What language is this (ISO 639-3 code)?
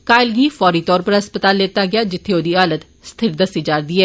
doi